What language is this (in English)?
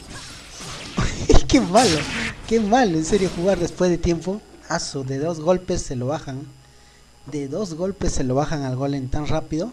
Spanish